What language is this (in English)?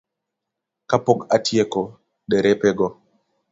Luo (Kenya and Tanzania)